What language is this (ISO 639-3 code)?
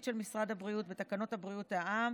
heb